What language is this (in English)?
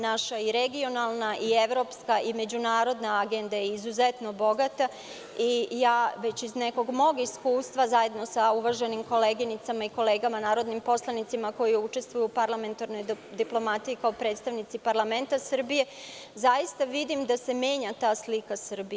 Serbian